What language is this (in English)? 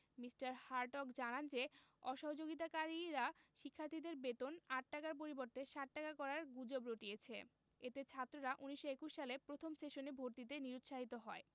Bangla